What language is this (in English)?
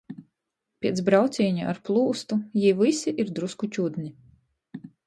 Latgalian